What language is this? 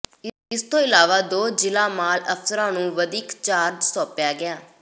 Punjabi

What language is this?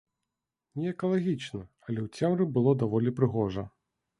Belarusian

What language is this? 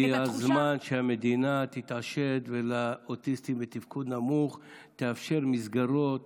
Hebrew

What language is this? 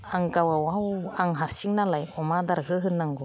Bodo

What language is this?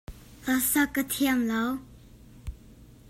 Hakha Chin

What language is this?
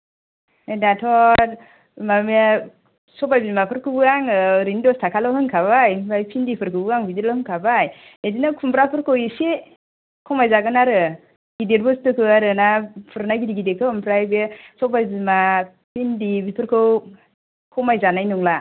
Bodo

